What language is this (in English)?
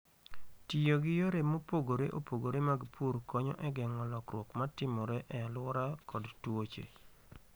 Luo (Kenya and Tanzania)